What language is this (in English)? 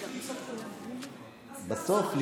Hebrew